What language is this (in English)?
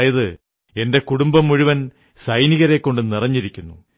Malayalam